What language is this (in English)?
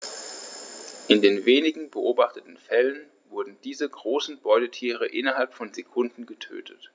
German